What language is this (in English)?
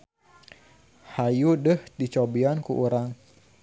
Sundanese